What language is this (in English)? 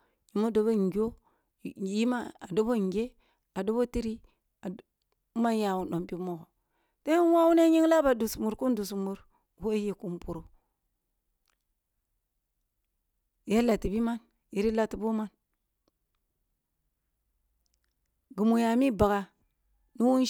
Kulung (Nigeria)